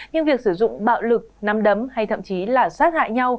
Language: Vietnamese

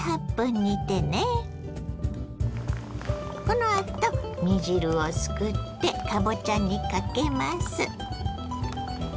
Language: Japanese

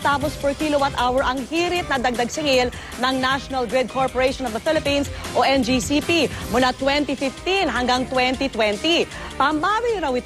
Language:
Filipino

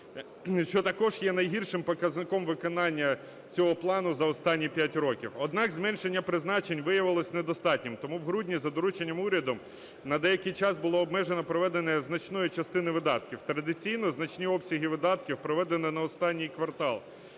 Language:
Ukrainian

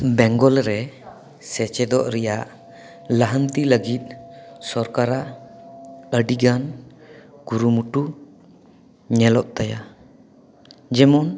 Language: Santali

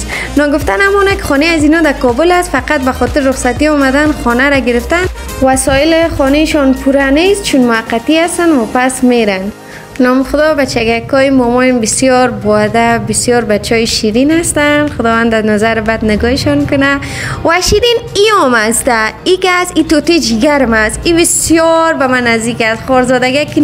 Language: Persian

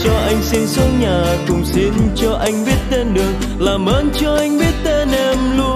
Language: Vietnamese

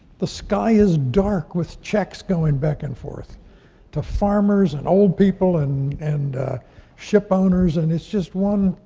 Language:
English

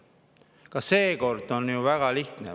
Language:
Estonian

